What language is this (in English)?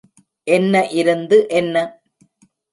Tamil